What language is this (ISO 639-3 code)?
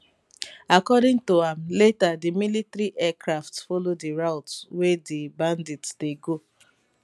pcm